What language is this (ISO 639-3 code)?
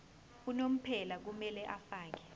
zul